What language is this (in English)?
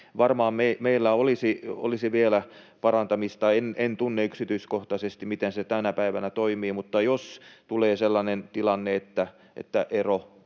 Finnish